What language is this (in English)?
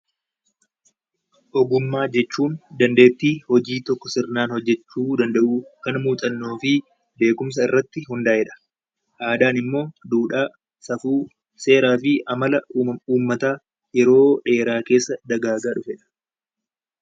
Oromo